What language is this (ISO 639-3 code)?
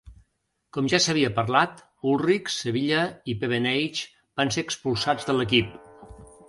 cat